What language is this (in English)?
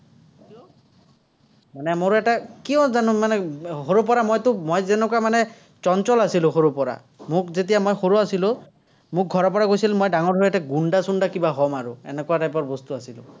Assamese